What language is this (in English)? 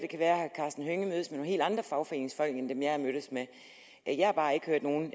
Danish